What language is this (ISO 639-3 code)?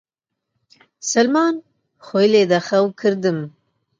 ckb